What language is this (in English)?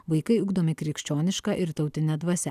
Lithuanian